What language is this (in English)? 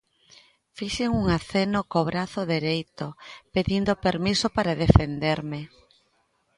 Galician